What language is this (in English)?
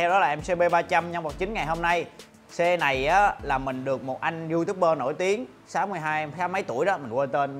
Vietnamese